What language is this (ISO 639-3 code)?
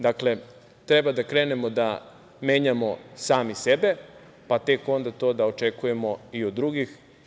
srp